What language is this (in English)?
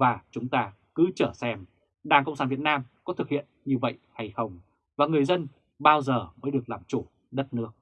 Vietnamese